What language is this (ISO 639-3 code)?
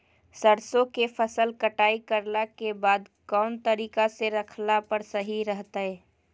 mag